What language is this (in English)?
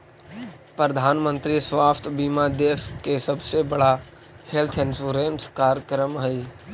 Magahi